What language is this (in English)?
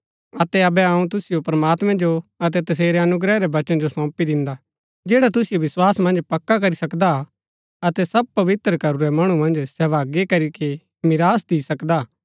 Gaddi